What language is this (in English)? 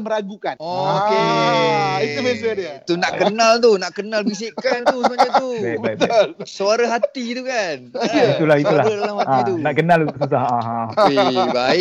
Malay